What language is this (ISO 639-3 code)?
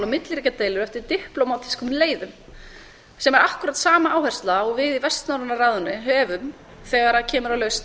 isl